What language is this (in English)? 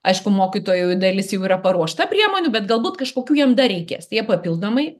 Lithuanian